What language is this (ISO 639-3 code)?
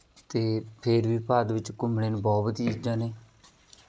pan